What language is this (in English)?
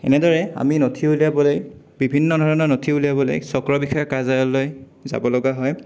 Assamese